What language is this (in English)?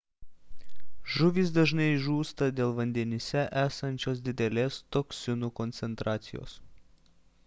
Lithuanian